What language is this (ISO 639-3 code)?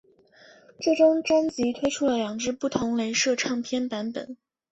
zho